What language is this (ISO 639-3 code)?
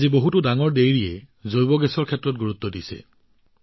asm